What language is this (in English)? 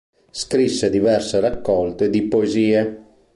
Italian